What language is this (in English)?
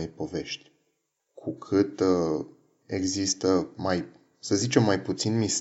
Romanian